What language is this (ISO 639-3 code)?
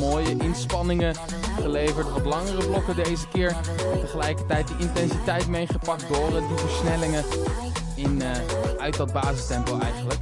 nld